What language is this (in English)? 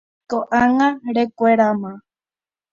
Guarani